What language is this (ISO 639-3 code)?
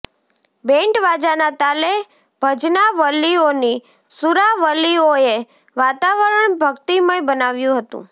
guj